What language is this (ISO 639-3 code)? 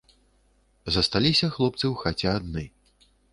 bel